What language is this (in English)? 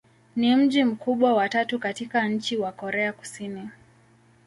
Swahili